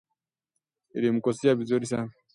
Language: Swahili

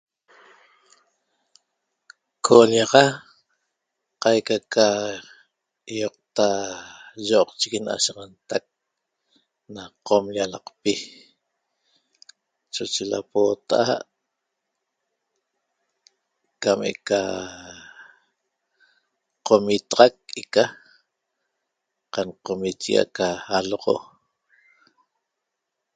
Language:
Toba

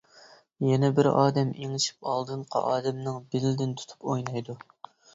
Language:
Uyghur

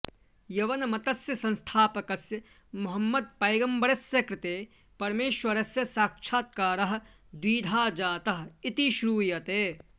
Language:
Sanskrit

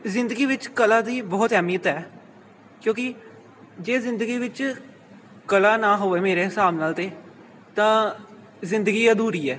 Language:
Punjabi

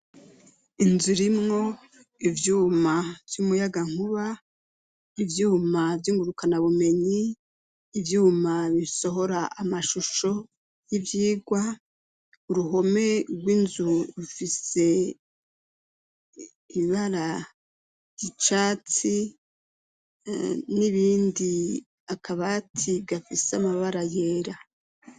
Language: Rundi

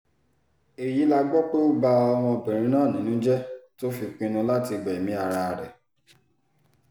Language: Yoruba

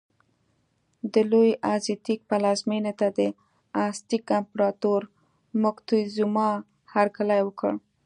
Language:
Pashto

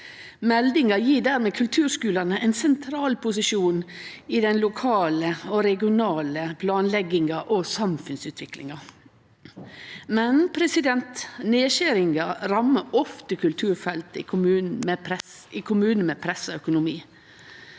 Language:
Norwegian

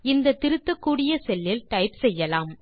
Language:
Tamil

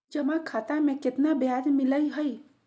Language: Magahi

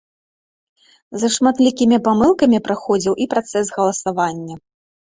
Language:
Belarusian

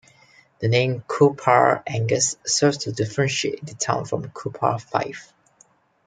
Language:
English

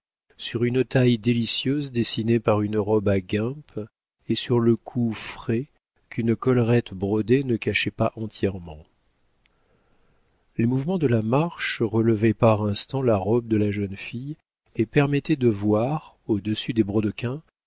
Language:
French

